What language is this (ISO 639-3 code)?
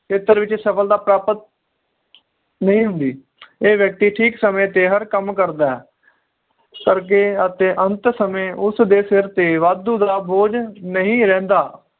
pan